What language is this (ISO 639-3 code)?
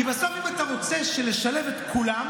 heb